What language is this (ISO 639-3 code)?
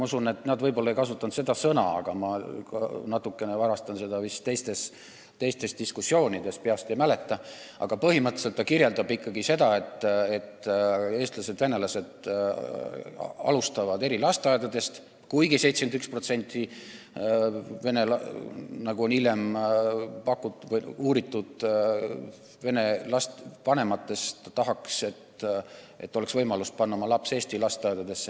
est